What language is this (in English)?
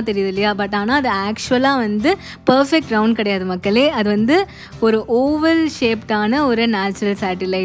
Tamil